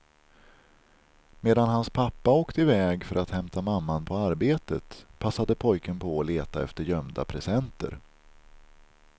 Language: Swedish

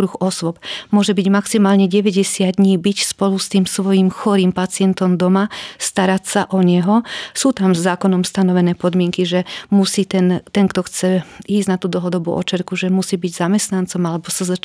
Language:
Slovak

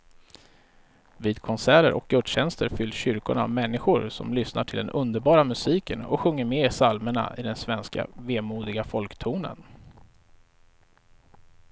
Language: Swedish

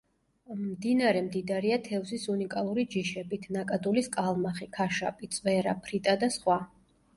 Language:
Georgian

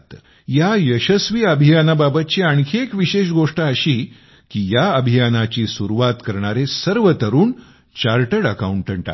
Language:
Marathi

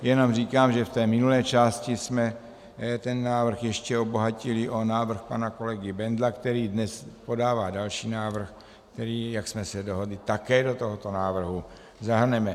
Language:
Czech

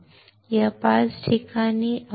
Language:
Marathi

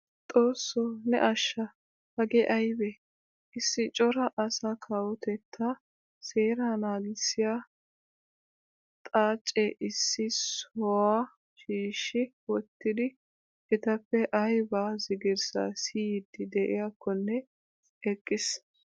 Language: Wolaytta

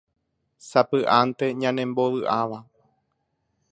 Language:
Guarani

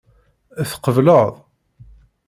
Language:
Kabyle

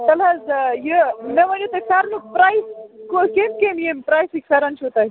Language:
Kashmiri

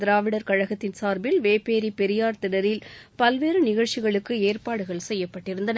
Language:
Tamil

